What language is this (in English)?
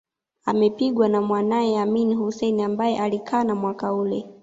Swahili